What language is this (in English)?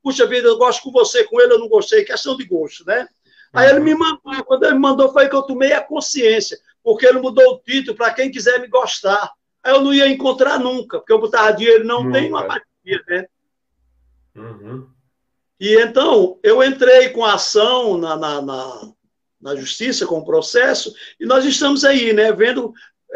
Portuguese